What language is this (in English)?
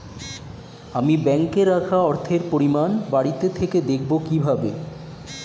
Bangla